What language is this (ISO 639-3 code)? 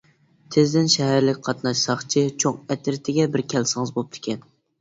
uig